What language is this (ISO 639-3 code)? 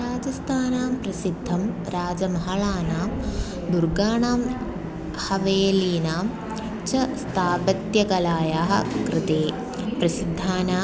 san